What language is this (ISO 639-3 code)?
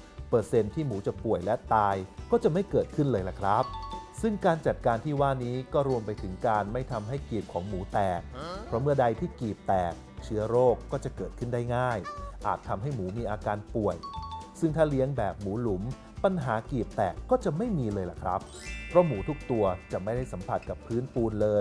tha